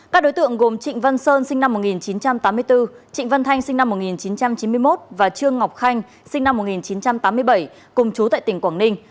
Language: Vietnamese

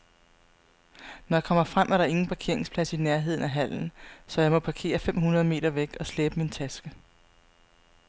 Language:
Danish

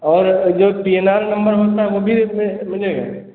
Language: Hindi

